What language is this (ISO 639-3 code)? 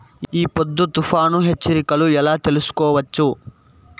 tel